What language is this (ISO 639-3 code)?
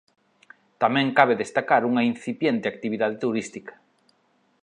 glg